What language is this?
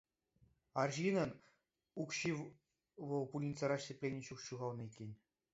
Chuvash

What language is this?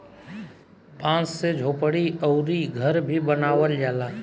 Bhojpuri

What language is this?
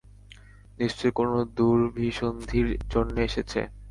Bangla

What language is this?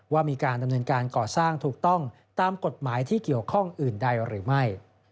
Thai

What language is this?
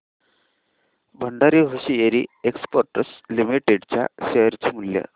Marathi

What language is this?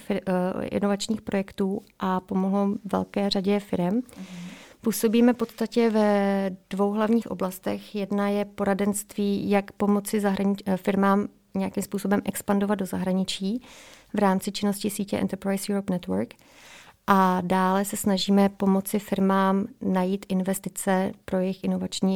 Czech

